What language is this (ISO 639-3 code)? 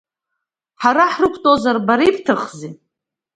abk